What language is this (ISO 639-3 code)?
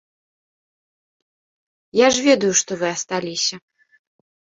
bel